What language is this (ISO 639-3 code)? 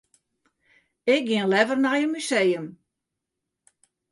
fry